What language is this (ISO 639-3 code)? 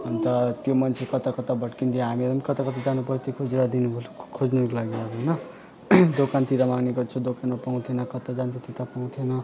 nep